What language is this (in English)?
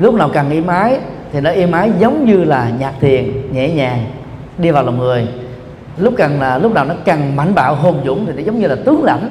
Vietnamese